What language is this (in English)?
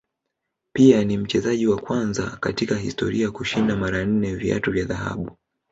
Swahili